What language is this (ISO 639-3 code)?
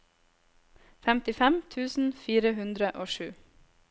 nor